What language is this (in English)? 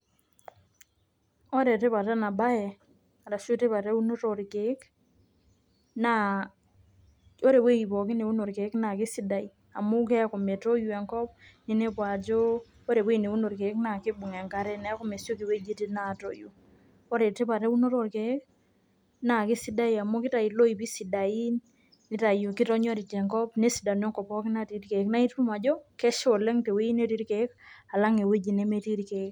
Masai